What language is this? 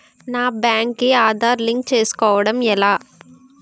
Telugu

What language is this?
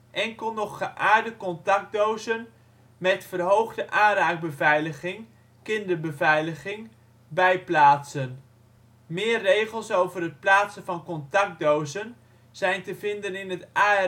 Dutch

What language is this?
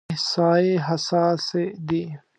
Pashto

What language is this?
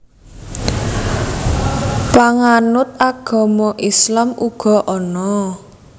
Javanese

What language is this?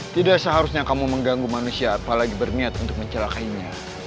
Indonesian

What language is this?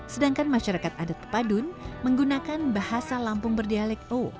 Indonesian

